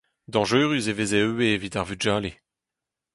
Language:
Breton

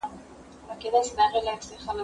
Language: Pashto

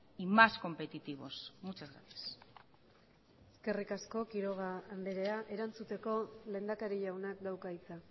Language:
Basque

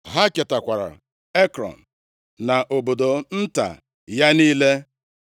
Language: Igbo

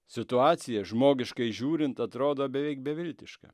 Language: Lithuanian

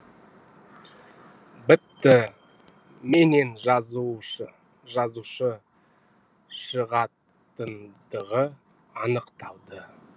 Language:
Kazakh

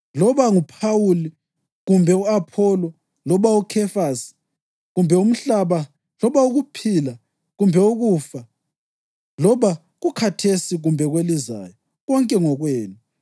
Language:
North Ndebele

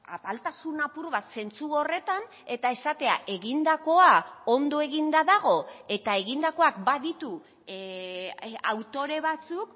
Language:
Basque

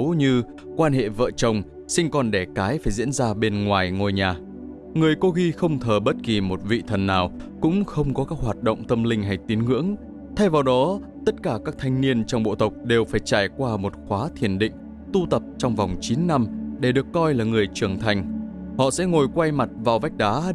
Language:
Vietnamese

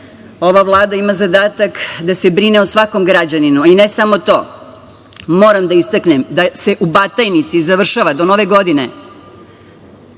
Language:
Serbian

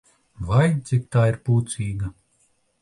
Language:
Latvian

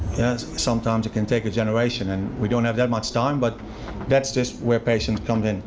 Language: English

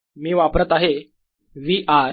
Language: Marathi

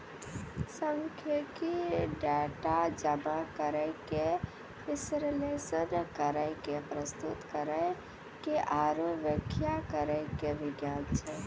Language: Maithili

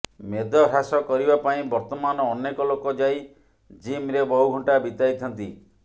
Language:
Odia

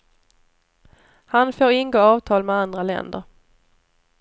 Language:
Swedish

